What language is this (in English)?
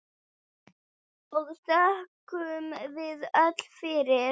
Icelandic